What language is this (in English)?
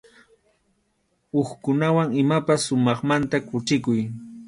Arequipa-La Unión Quechua